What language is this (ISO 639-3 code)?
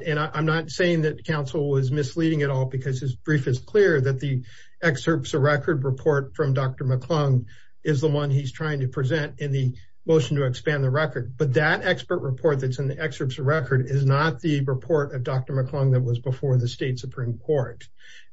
eng